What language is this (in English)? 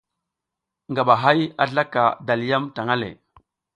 South Giziga